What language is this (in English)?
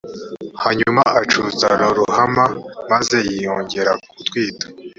Kinyarwanda